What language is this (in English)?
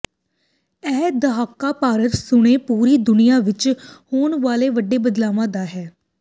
Punjabi